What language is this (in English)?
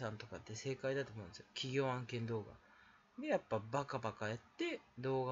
Japanese